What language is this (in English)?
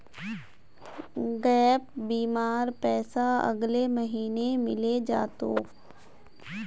Magahi